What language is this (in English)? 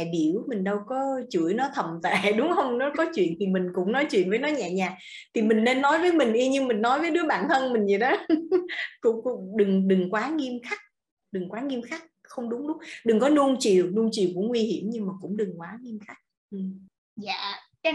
Vietnamese